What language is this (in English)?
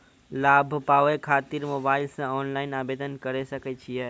Maithili